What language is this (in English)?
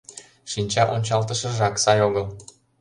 Mari